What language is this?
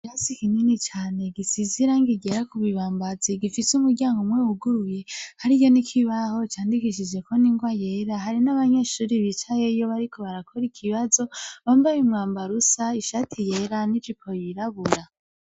Rundi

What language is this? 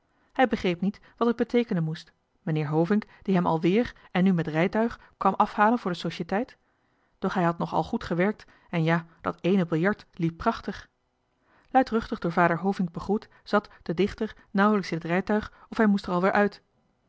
Dutch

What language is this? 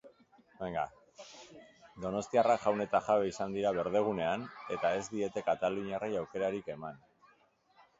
Basque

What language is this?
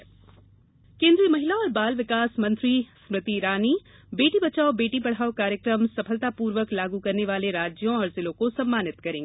Hindi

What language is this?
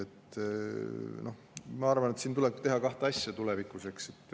Estonian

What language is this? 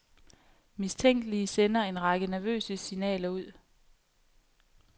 Danish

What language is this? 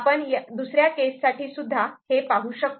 Marathi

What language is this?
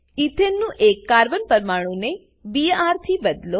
Gujarati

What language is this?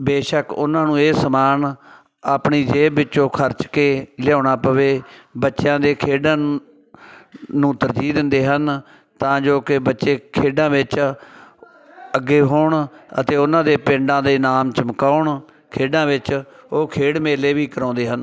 Punjabi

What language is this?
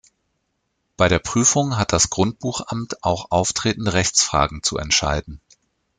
German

